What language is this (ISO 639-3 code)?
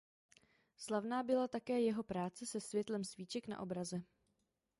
ces